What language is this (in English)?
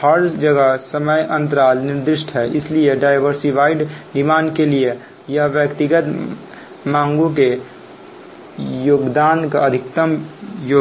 Hindi